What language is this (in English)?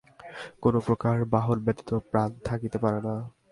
Bangla